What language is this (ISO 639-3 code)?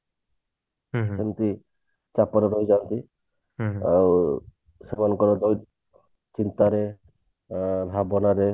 ori